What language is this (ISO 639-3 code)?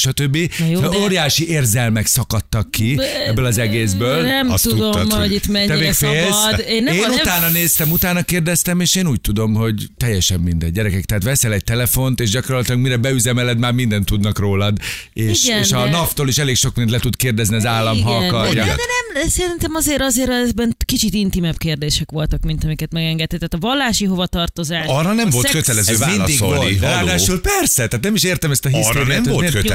hun